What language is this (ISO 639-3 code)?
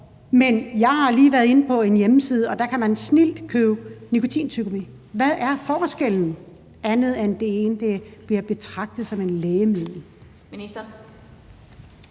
dan